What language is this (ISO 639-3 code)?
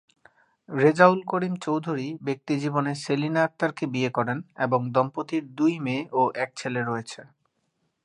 ben